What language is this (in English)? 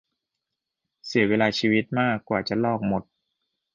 Thai